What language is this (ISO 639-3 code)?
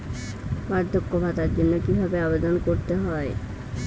ben